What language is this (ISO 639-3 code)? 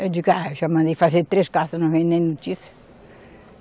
por